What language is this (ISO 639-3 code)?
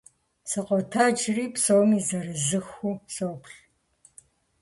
kbd